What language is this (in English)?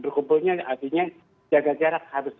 Indonesian